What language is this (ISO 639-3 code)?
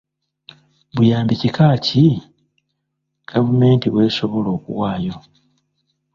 lug